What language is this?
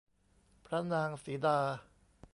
Thai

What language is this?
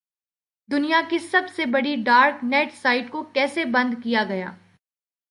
Urdu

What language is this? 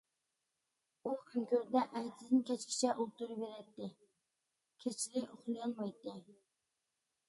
Uyghur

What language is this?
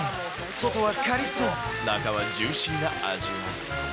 Japanese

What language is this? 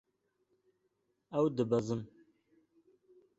Kurdish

